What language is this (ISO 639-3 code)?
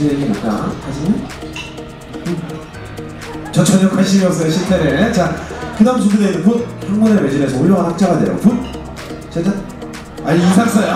kor